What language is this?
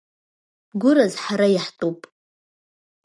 Abkhazian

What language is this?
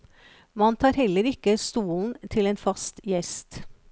Norwegian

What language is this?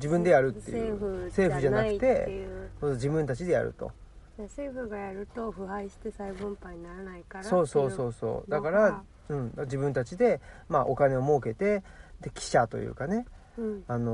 Japanese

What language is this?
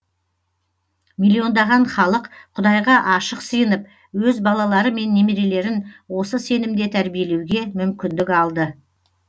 Kazakh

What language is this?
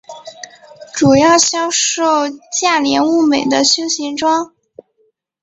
Chinese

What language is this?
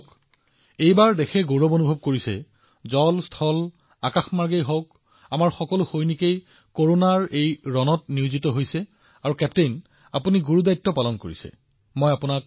Assamese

